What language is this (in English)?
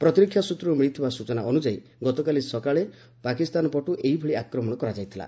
Odia